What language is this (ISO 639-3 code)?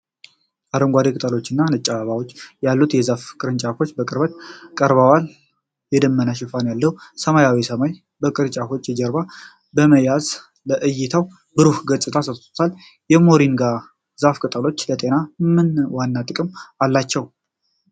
amh